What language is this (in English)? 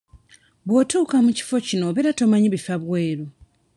Ganda